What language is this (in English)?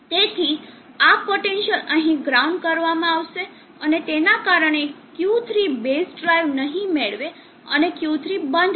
Gujarati